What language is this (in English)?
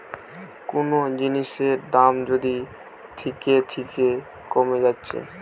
Bangla